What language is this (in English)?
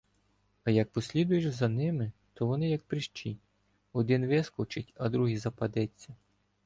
Ukrainian